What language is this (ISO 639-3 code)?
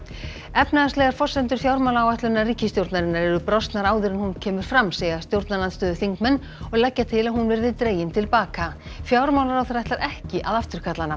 isl